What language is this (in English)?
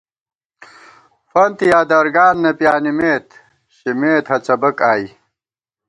Gawar-Bati